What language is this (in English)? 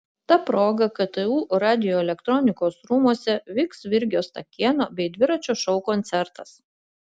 Lithuanian